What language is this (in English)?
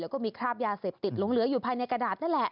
Thai